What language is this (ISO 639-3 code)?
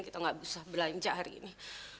ind